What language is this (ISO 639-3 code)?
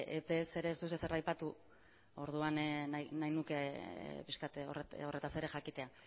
eus